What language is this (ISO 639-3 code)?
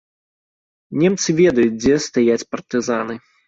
bel